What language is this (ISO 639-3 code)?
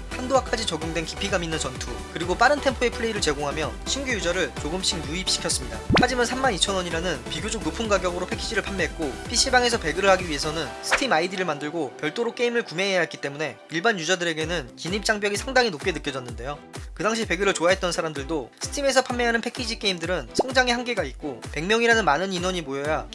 kor